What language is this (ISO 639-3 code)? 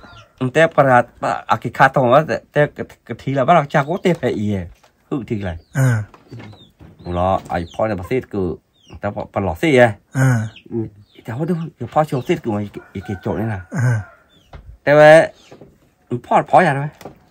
tha